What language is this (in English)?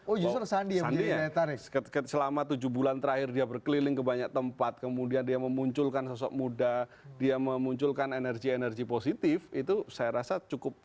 Indonesian